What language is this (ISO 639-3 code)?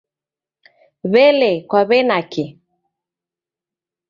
dav